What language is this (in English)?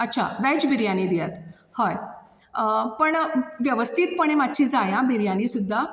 Konkani